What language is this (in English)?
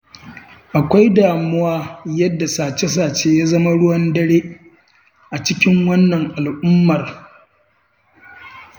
Hausa